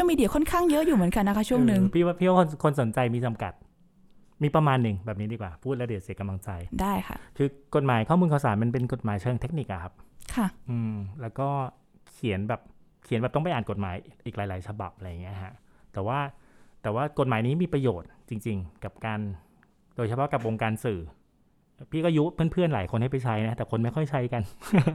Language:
Thai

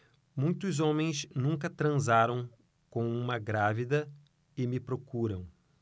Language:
Portuguese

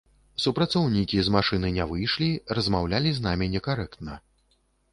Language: Belarusian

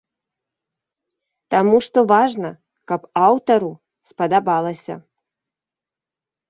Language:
Belarusian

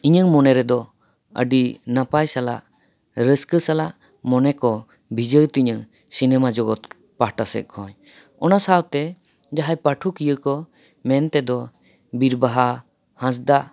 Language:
Santali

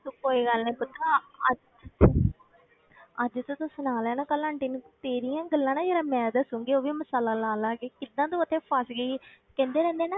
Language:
Punjabi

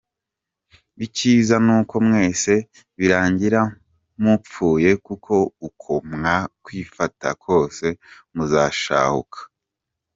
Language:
Kinyarwanda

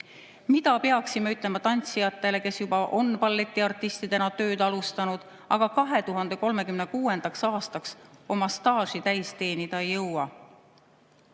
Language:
Estonian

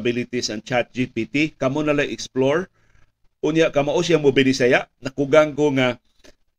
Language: Filipino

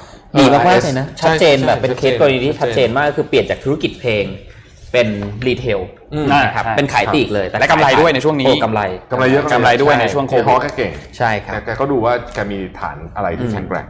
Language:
Thai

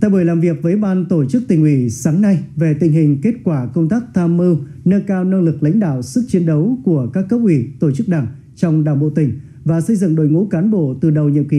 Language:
Vietnamese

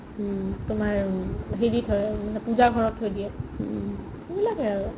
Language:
Assamese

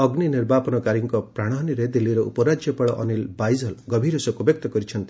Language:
Odia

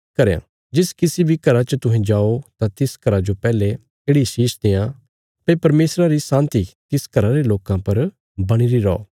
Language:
Bilaspuri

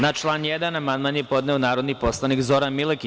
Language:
Serbian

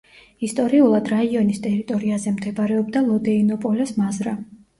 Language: Georgian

